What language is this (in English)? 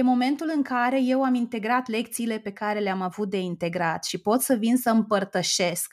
Romanian